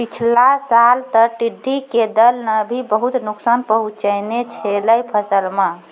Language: Maithili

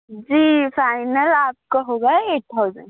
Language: Urdu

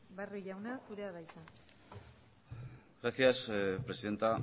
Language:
Basque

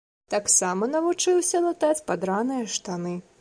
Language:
Belarusian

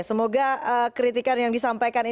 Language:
Indonesian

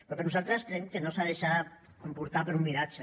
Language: Catalan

